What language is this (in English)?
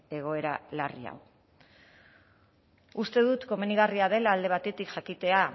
Basque